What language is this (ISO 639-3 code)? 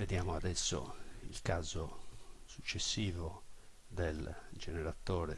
ita